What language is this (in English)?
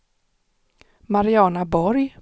Swedish